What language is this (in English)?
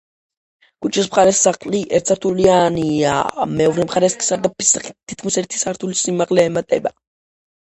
Georgian